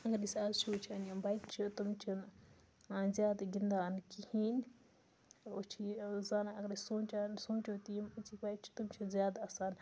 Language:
Kashmiri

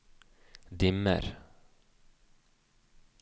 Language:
Norwegian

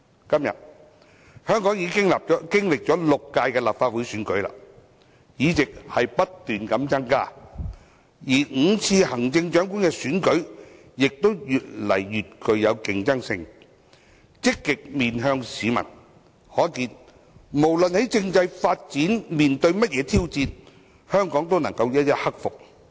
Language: Cantonese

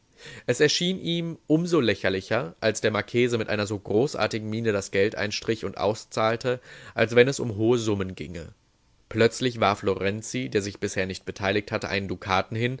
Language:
German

